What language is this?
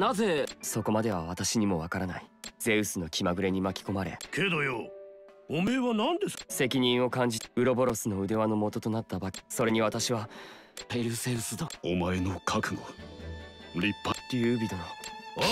Japanese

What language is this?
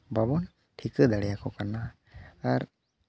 Santali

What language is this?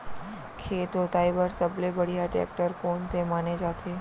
Chhattisgarhi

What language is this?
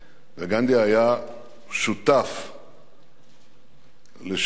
Hebrew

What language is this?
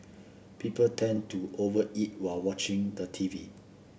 English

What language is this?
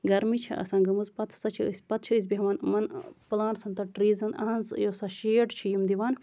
Kashmiri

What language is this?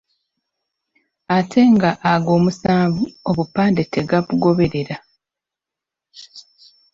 Ganda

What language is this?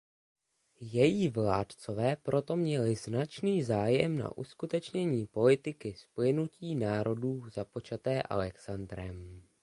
Czech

